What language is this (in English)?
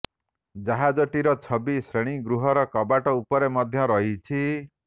Odia